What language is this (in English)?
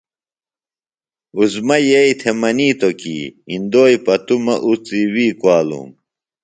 Phalura